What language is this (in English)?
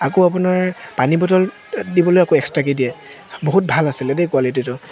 Assamese